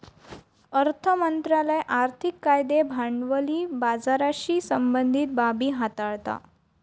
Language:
Marathi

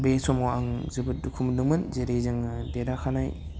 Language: Bodo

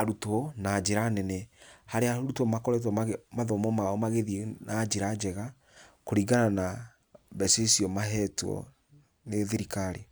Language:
Kikuyu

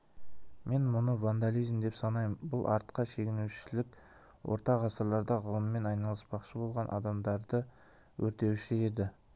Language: Kazakh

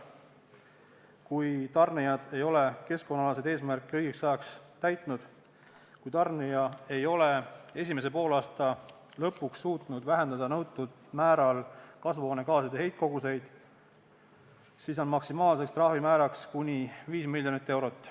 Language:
Estonian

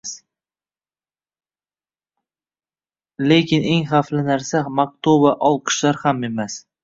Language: Uzbek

